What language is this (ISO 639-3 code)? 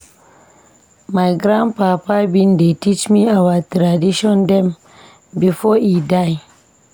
pcm